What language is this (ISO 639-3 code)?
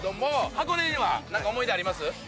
jpn